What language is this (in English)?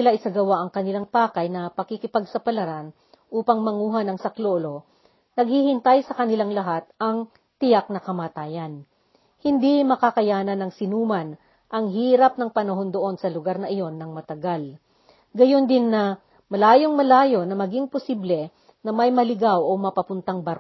Filipino